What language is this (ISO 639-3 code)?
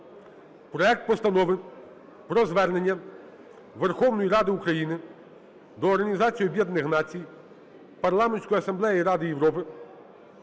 ukr